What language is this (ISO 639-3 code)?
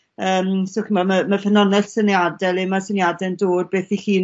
cym